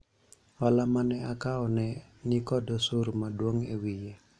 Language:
Luo (Kenya and Tanzania)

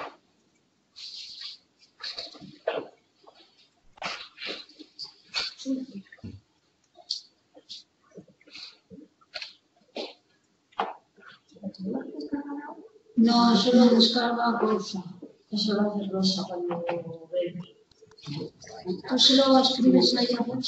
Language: Spanish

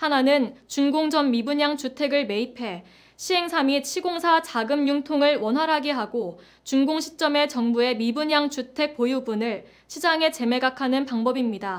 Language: Korean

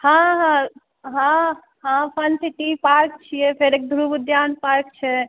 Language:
Maithili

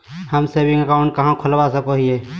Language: Magahi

